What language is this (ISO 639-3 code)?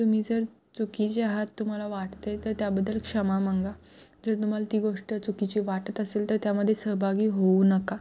mar